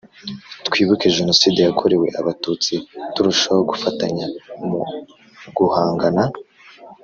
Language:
Kinyarwanda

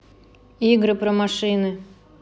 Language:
Russian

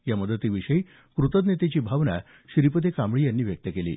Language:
Marathi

